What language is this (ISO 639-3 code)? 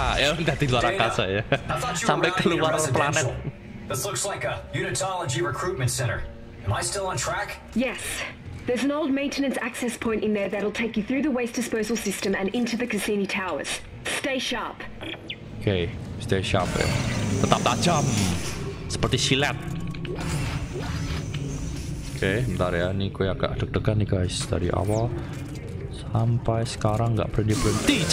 ind